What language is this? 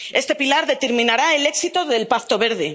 Spanish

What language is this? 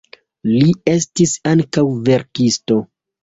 Esperanto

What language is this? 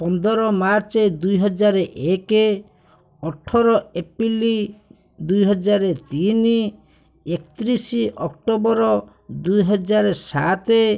Odia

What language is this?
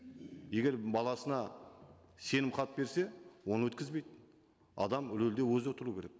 Kazakh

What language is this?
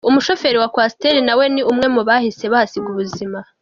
Kinyarwanda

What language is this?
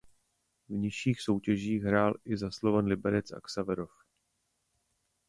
Czech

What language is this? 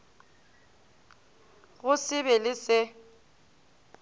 Northern Sotho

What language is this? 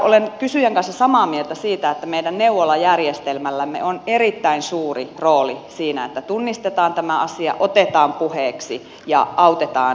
Finnish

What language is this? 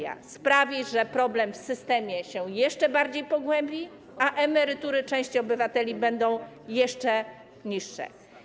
Polish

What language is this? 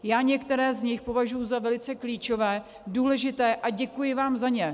Czech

